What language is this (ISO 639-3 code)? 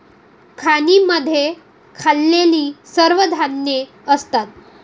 mar